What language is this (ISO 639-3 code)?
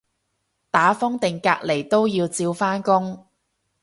yue